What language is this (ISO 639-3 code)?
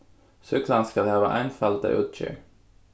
fao